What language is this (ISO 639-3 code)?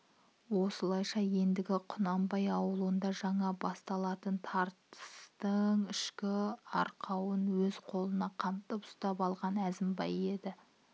kaz